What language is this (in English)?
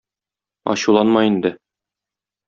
Tatar